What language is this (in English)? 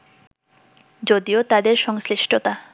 Bangla